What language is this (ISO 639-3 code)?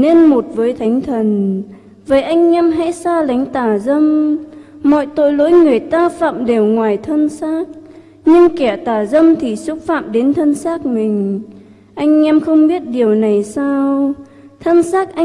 vie